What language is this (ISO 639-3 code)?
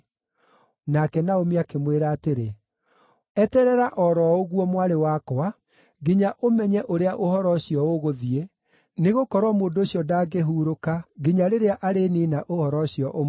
kik